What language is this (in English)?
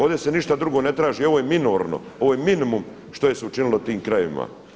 Croatian